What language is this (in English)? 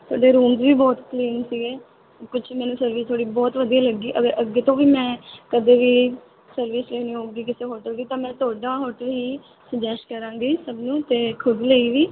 Punjabi